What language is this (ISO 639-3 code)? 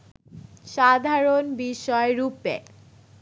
ben